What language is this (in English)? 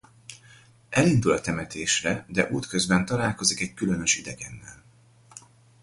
Hungarian